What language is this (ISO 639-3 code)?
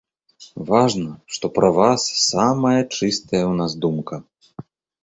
bel